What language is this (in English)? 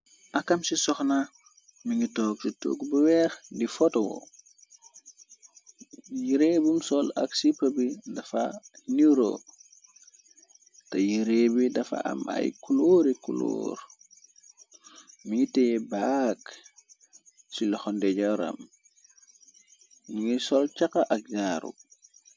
Wolof